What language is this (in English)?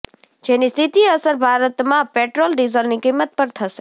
Gujarati